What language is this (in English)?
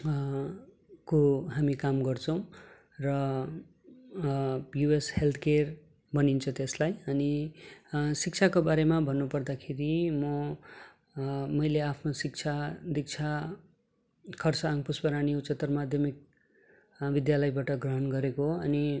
Nepali